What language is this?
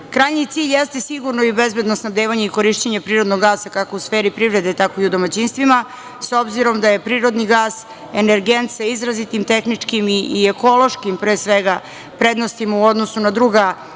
Serbian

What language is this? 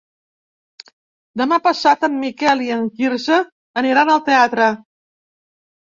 Catalan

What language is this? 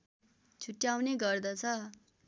Nepali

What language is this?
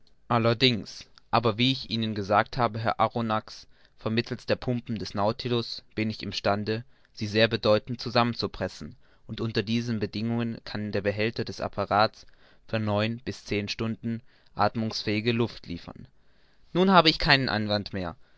German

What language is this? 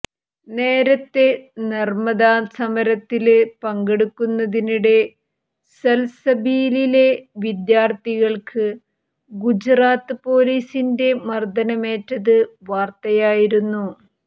Malayalam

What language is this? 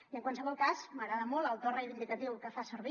Catalan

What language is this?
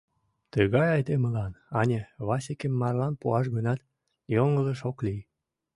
Mari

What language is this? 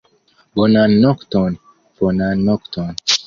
Esperanto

